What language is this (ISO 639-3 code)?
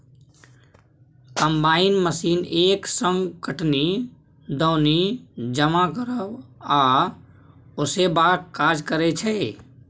mai